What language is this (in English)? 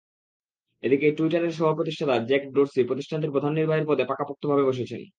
Bangla